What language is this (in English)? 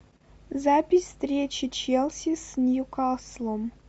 Russian